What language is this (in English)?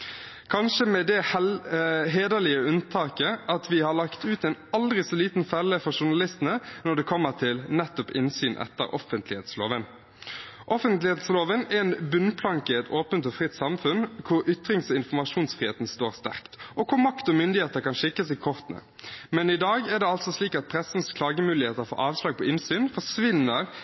Norwegian Bokmål